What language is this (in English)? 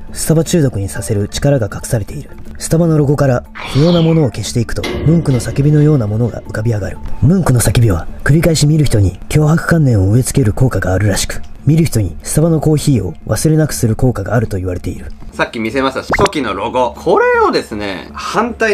Japanese